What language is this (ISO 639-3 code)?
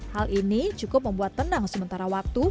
ind